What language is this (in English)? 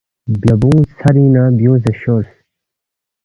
Balti